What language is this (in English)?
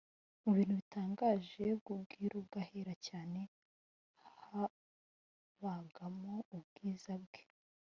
Kinyarwanda